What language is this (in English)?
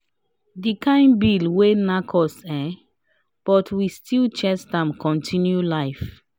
Nigerian Pidgin